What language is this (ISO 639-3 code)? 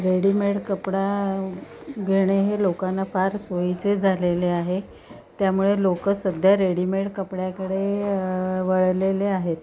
mar